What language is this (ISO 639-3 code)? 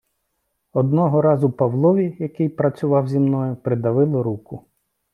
ukr